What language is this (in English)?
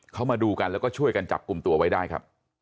Thai